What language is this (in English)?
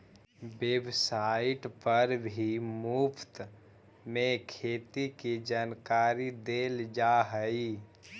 Magahi